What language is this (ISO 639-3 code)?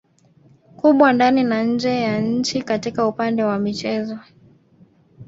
swa